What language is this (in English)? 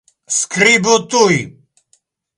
Esperanto